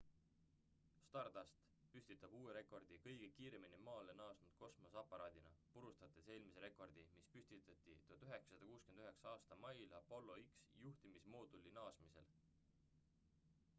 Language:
Estonian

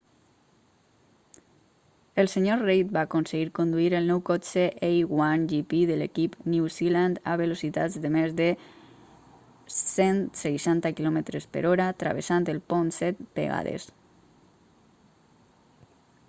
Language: Catalan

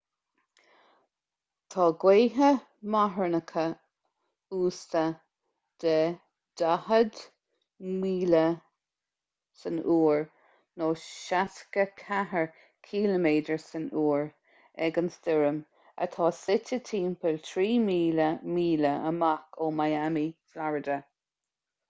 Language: Irish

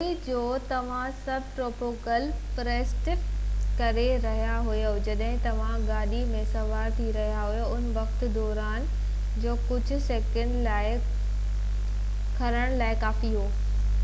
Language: Sindhi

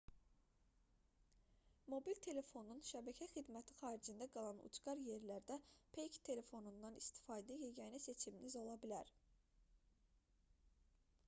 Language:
Azerbaijani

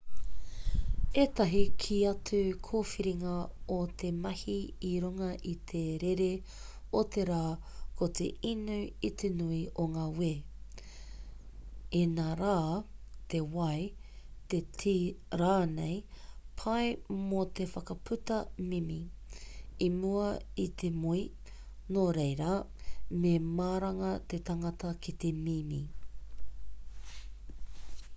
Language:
Māori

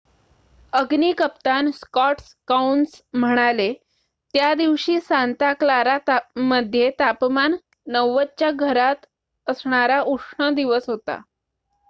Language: Marathi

